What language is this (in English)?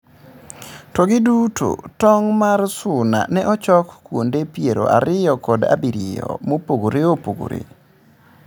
Luo (Kenya and Tanzania)